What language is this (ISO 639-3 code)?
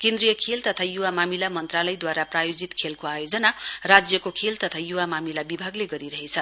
nep